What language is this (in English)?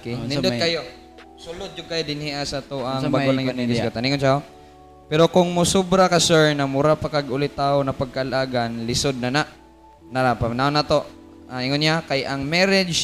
Filipino